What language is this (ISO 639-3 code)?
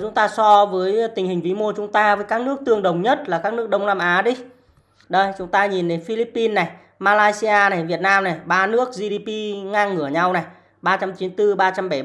vie